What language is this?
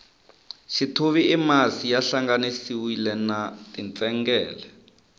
Tsonga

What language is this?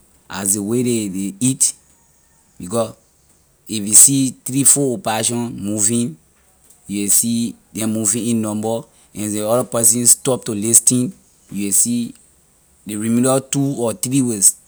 Liberian English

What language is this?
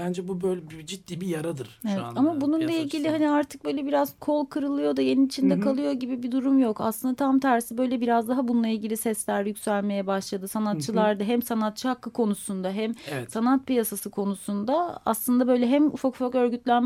Turkish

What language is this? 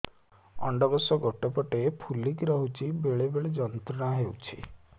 Odia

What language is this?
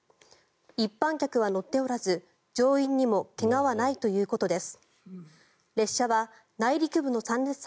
Japanese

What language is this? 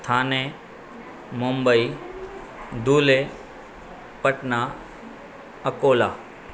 Sindhi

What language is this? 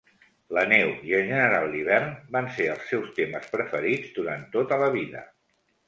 Catalan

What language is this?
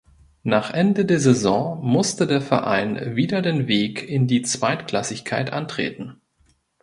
German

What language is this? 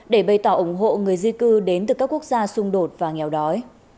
Vietnamese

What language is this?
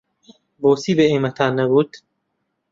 Central Kurdish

